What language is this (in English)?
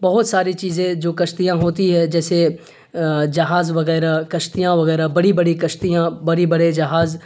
Urdu